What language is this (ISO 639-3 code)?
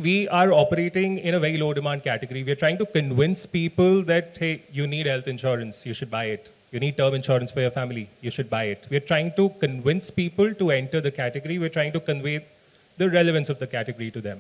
eng